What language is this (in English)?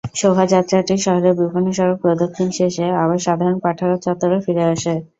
Bangla